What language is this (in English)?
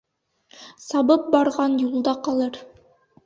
Bashkir